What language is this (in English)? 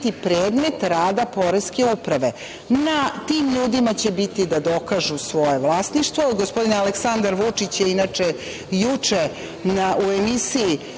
Serbian